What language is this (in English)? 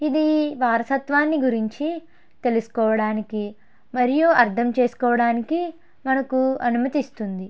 Telugu